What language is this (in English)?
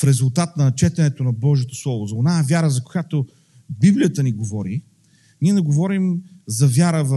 Bulgarian